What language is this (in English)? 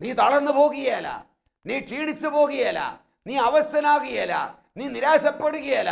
Malayalam